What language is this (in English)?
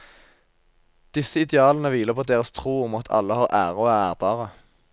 Norwegian